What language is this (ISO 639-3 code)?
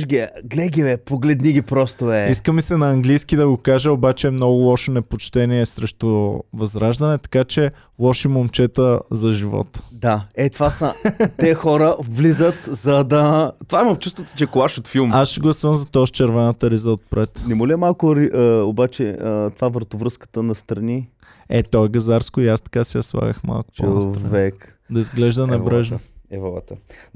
bul